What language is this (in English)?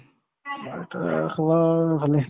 Assamese